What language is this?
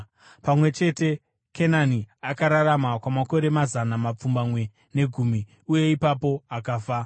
Shona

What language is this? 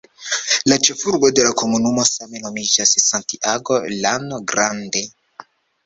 Esperanto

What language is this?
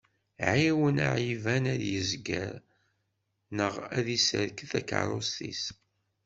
Kabyle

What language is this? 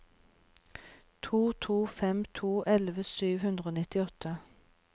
Norwegian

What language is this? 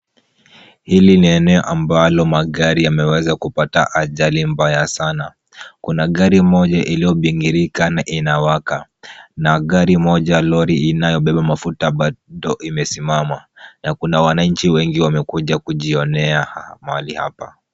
Swahili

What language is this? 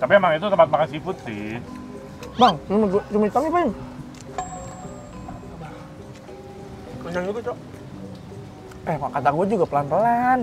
Indonesian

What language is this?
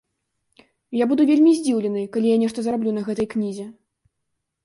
Belarusian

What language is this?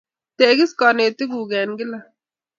Kalenjin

